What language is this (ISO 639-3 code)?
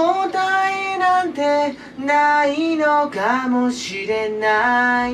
jpn